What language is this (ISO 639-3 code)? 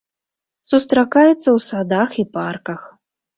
bel